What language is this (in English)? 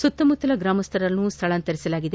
Kannada